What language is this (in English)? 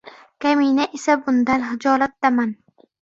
Uzbek